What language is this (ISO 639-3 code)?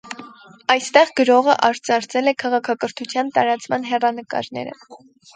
hye